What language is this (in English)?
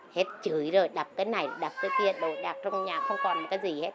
Vietnamese